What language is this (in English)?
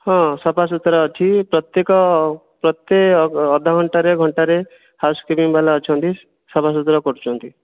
Odia